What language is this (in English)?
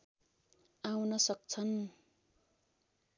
Nepali